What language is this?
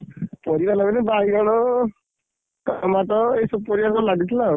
Odia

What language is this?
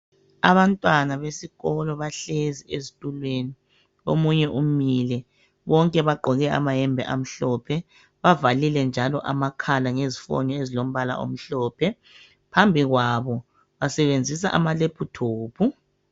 North Ndebele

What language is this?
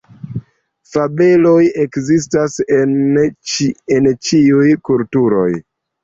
Esperanto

